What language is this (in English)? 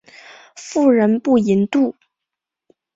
Chinese